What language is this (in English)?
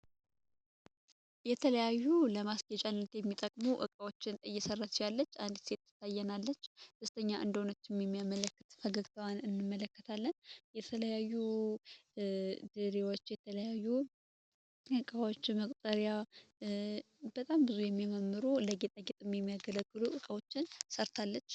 Amharic